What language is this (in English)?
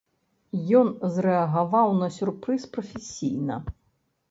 Belarusian